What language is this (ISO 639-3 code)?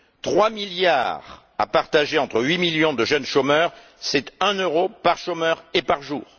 fra